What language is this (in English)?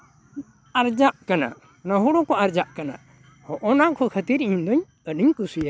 Santali